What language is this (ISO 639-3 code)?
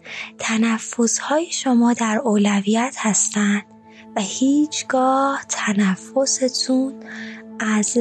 fas